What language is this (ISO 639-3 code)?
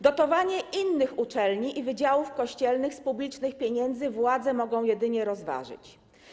pol